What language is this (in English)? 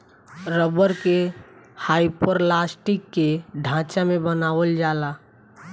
Bhojpuri